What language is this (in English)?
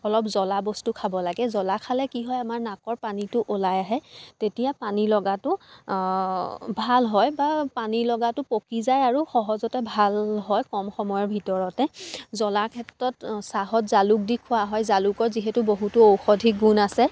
Assamese